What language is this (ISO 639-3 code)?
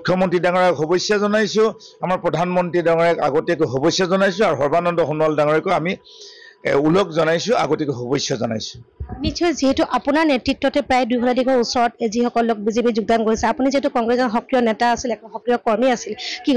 ara